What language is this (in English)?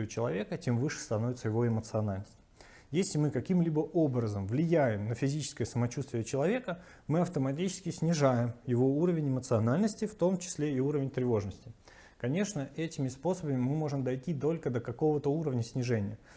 Russian